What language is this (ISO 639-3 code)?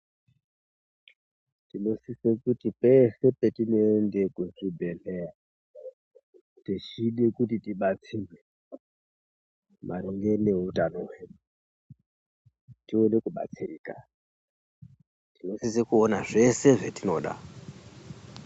ndc